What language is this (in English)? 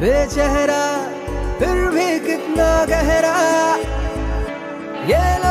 Arabic